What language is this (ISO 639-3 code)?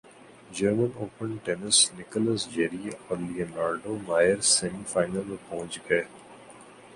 urd